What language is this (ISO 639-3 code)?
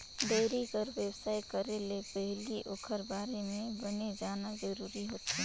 hne